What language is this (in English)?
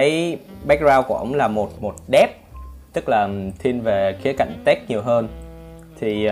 Vietnamese